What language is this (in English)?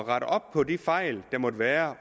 Danish